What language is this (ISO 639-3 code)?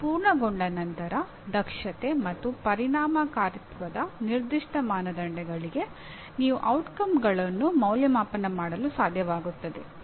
kan